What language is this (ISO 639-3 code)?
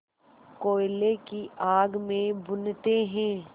hin